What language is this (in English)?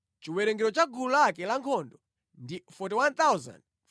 Nyanja